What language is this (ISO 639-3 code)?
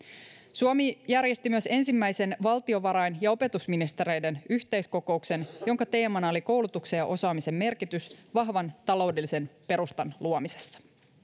fin